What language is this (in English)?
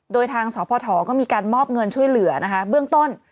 Thai